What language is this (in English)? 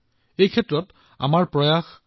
Assamese